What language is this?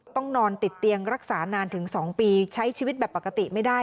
Thai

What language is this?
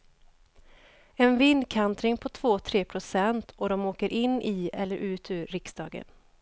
Swedish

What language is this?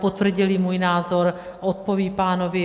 Czech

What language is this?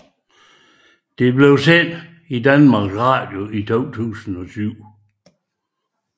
Danish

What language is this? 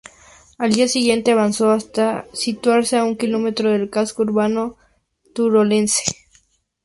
Spanish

